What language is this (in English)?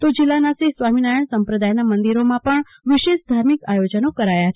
Gujarati